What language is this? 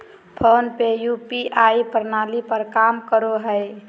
Magahi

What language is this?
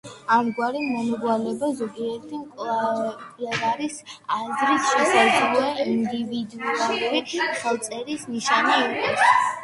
Georgian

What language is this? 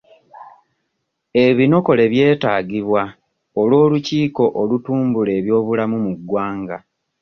Ganda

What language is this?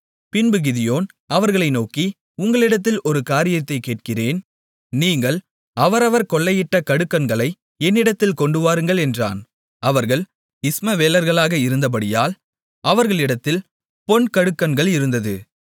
Tamil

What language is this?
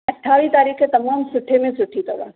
Sindhi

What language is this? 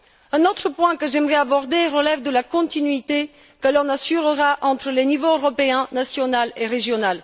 French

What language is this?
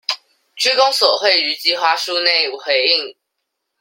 Chinese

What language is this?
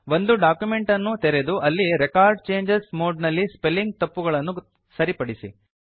Kannada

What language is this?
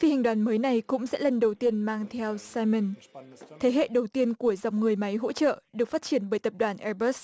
Vietnamese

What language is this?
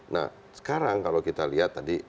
Indonesian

